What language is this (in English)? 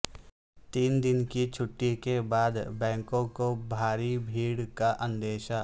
Urdu